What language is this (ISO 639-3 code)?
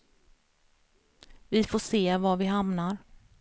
swe